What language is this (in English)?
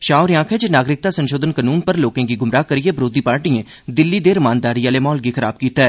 Dogri